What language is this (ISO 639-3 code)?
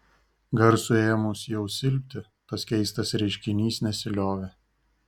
lit